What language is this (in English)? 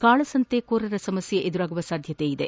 Kannada